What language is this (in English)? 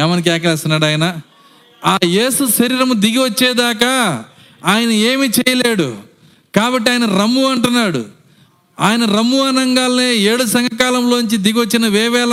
Telugu